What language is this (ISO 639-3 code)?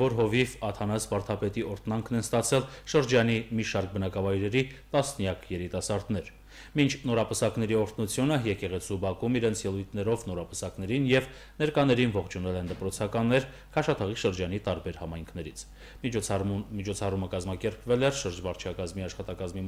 ron